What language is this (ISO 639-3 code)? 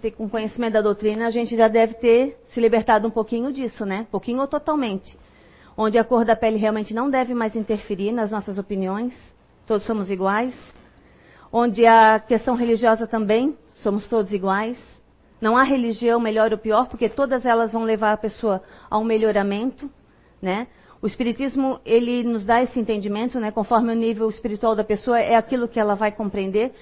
por